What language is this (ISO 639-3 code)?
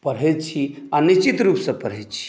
mai